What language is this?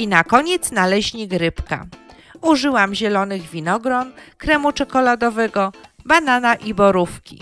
Polish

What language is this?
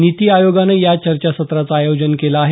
Marathi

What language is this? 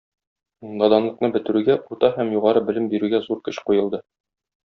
Tatar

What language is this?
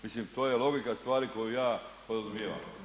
Croatian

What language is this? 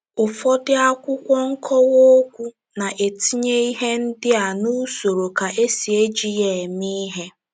Igbo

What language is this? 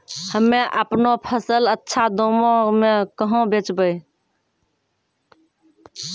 Maithili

